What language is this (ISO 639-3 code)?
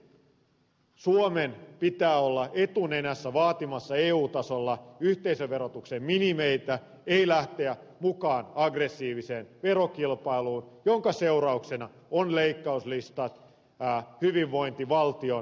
fin